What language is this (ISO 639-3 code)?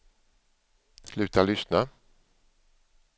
swe